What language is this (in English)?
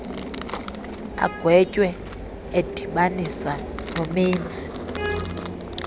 Xhosa